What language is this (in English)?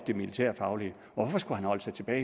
Danish